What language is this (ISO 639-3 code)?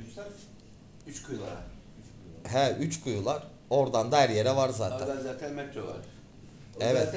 tur